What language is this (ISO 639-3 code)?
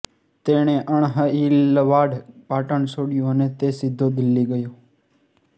guj